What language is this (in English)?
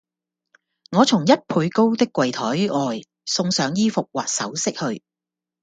Cantonese